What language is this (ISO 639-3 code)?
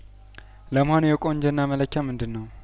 amh